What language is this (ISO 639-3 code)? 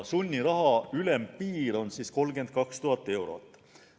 est